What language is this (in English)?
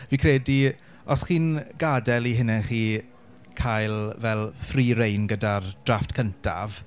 Welsh